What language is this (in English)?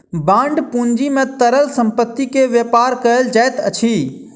Maithili